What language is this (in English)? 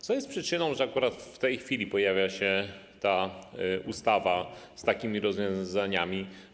Polish